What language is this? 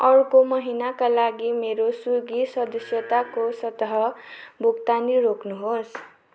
Nepali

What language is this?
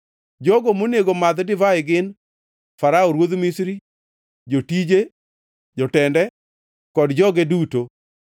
Luo (Kenya and Tanzania)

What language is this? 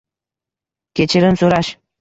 Uzbek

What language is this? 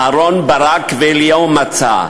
Hebrew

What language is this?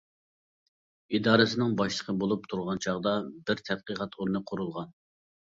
Uyghur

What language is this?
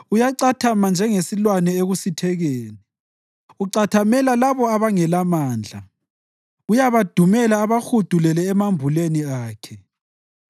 North Ndebele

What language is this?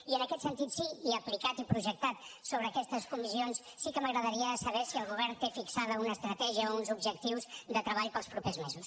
Catalan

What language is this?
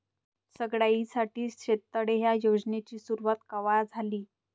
Marathi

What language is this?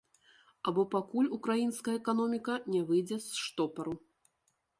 Belarusian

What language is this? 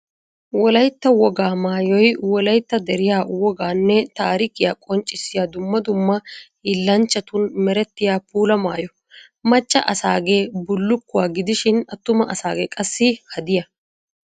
Wolaytta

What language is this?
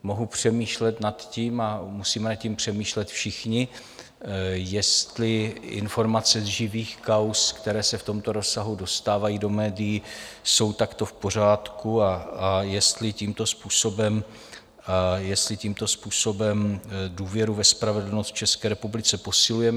Czech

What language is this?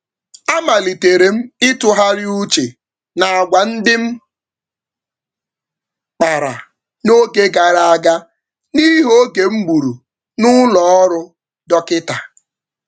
Igbo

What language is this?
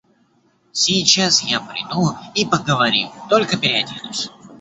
Russian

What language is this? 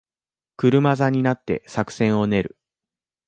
Japanese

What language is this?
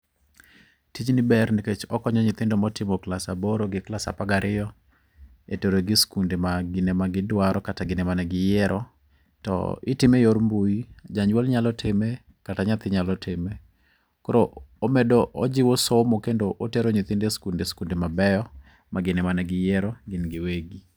Luo (Kenya and Tanzania)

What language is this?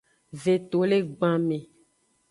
Aja (Benin)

